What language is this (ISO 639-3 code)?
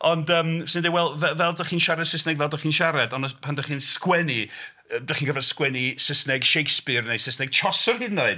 cym